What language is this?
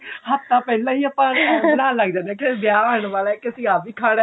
Punjabi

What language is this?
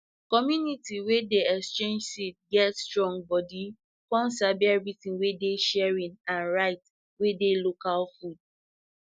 Nigerian Pidgin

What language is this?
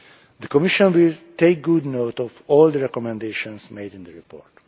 English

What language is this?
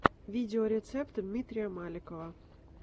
Russian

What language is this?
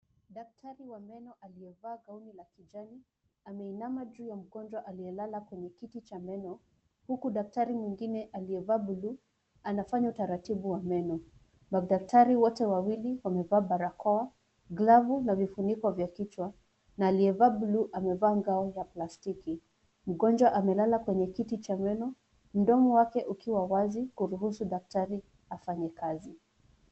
Swahili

